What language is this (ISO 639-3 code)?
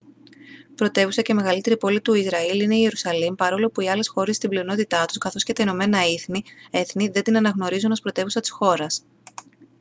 ell